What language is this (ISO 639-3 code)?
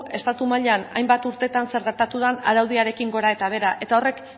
eus